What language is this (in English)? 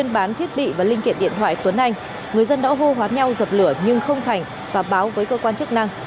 Vietnamese